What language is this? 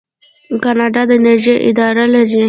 Pashto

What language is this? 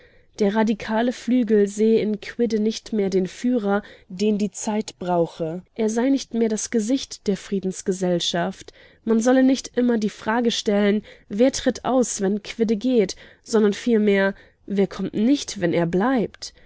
German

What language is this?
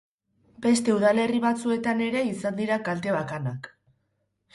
Basque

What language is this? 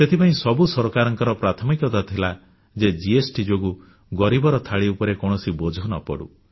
Odia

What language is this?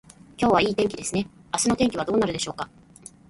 Japanese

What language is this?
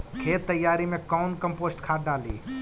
Magahi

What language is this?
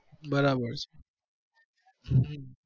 Gujarati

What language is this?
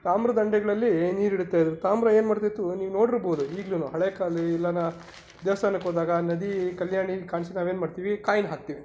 Kannada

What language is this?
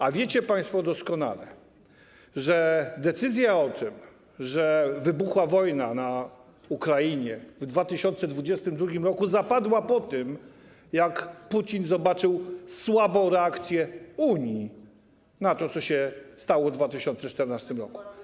Polish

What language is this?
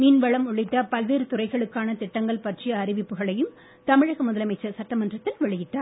Tamil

